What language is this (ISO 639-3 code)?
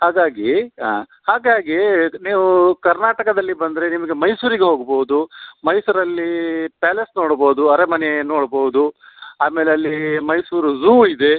kan